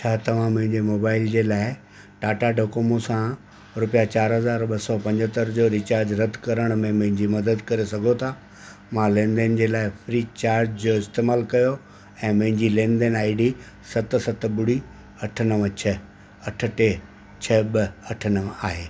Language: Sindhi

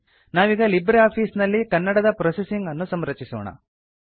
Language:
Kannada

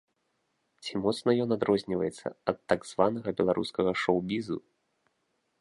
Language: Belarusian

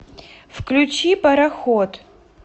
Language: Russian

